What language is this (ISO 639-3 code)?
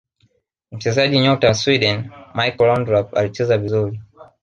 swa